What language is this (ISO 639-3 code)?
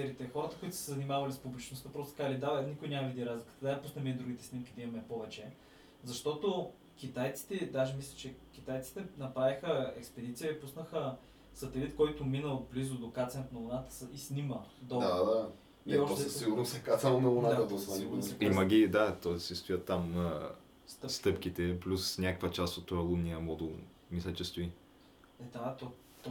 bul